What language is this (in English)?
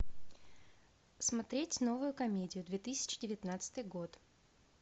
Russian